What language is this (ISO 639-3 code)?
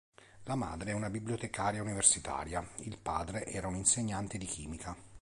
ita